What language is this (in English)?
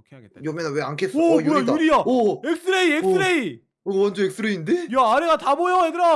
Korean